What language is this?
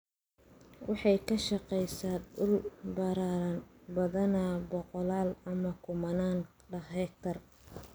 Somali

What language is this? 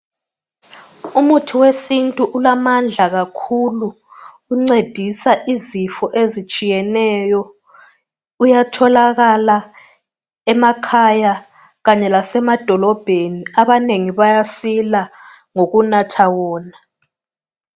North Ndebele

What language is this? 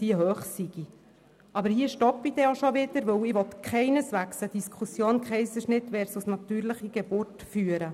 Swiss German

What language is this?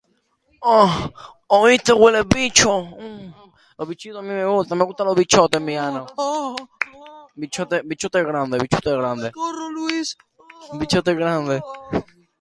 Basque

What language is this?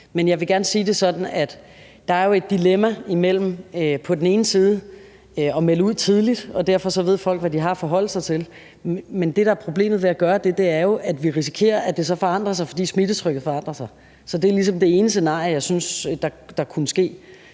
Danish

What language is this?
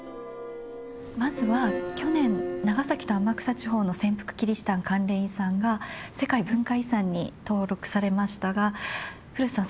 Japanese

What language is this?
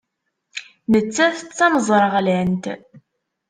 Kabyle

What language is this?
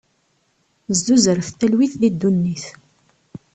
Kabyle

